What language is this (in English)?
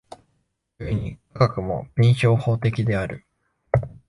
Japanese